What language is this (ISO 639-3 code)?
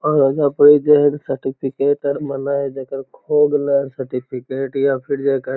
mag